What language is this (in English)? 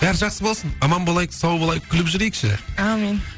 Kazakh